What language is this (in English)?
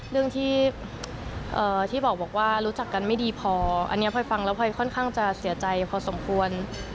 Thai